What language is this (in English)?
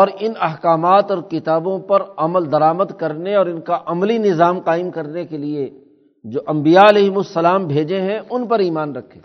Urdu